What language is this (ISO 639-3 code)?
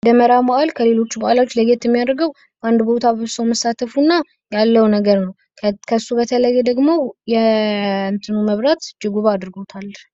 amh